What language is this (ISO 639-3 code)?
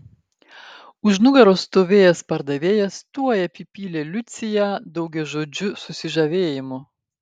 lit